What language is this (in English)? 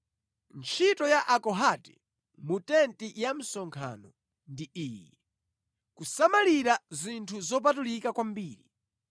Nyanja